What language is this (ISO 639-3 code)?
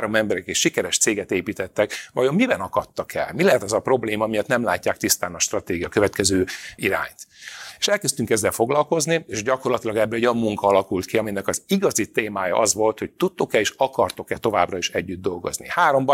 hun